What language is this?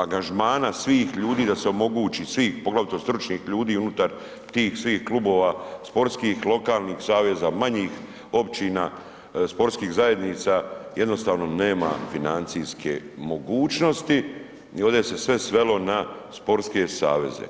Croatian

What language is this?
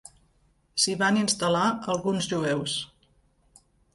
Catalan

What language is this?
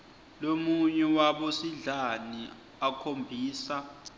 Swati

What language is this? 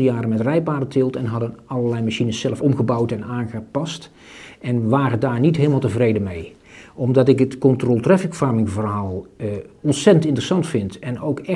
Dutch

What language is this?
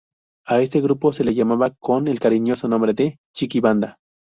Spanish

